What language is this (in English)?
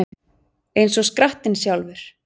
Icelandic